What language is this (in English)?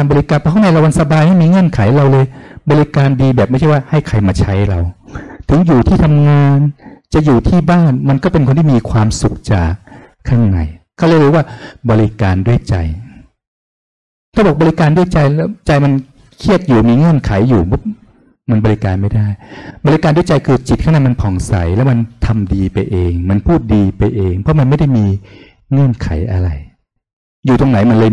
Thai